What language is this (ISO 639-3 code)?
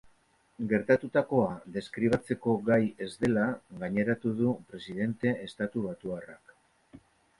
eus